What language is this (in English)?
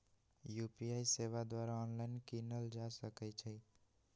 Magahi